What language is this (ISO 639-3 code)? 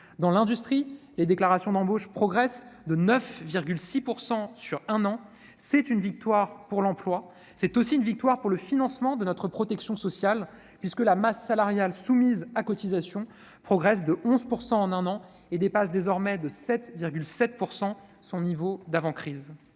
fra